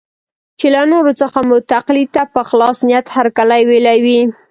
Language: Pashto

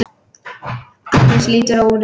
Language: Icelandic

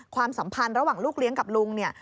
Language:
Thai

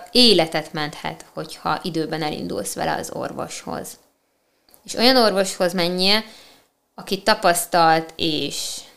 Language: Hungarian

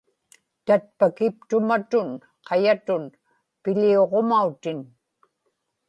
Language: Inupiaq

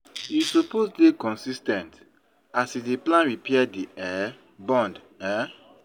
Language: Nigerian Pidgin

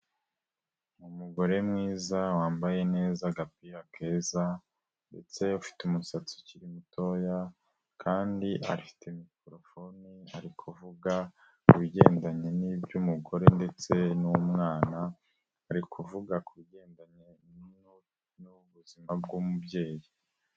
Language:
Kinyarwanda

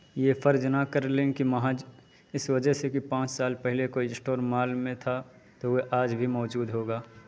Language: Urdu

